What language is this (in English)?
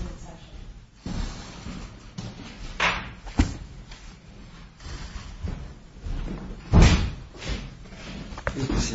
English